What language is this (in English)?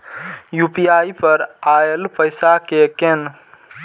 Maithili